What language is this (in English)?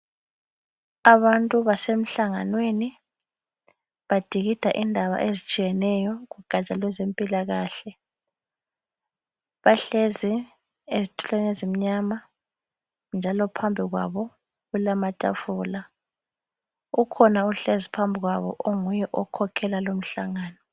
North Ndebele